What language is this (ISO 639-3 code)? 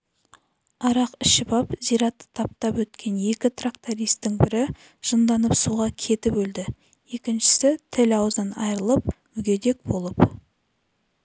kaz